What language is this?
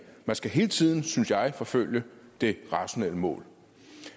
Danish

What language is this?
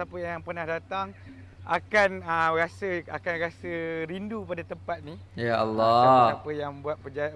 Malay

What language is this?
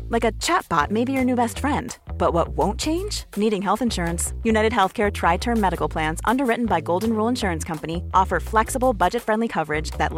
Swedish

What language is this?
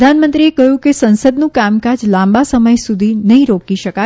Gujarati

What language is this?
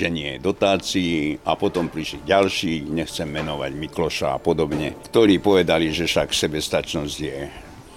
Slovak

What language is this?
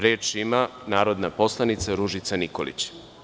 Serbian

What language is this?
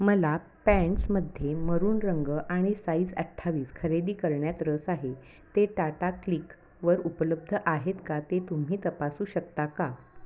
Marathi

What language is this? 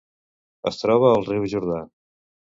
Catalan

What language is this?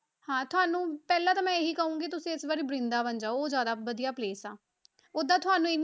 Punjabi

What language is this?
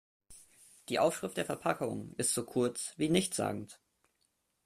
German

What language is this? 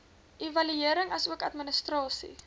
Afrikaans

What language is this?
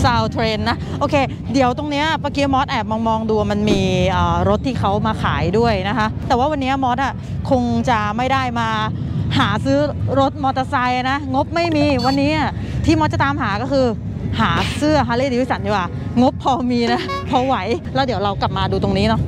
Thai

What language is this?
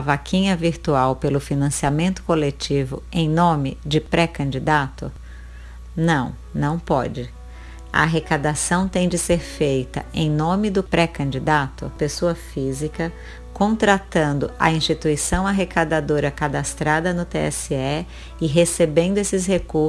Portuguese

